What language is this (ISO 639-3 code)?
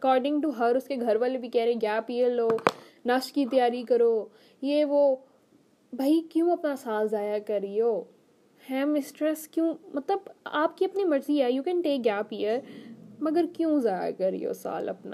urd